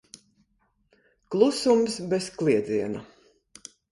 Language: Latvian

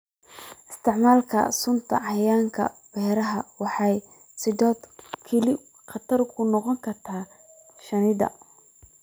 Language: Somali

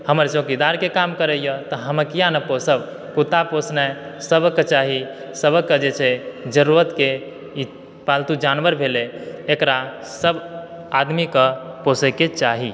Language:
Maithili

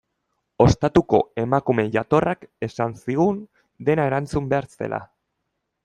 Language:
Basque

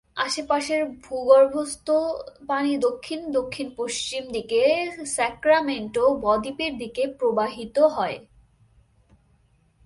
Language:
Bangla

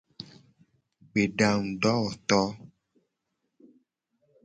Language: Gen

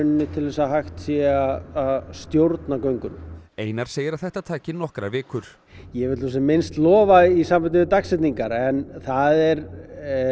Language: Icelandic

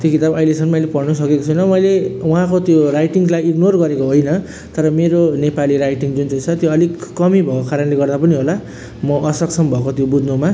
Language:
Nepali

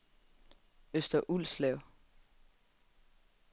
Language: Danish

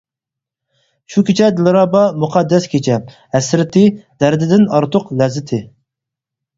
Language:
Uyghur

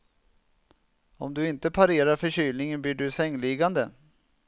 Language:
Swedish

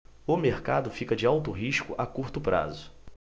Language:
Portuguese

